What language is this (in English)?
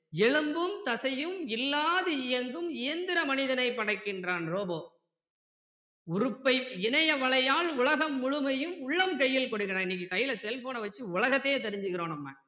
Tamil